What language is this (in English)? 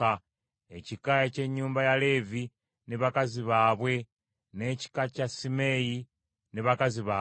Ganda